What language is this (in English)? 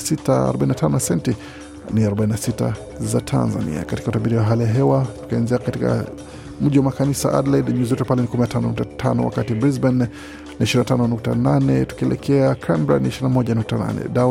Swahili